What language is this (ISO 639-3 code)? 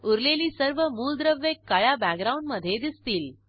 mar